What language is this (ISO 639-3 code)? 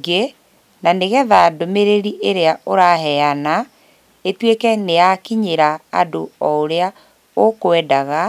kik